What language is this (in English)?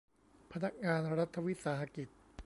Thai